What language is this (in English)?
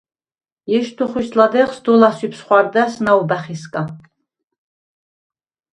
Svan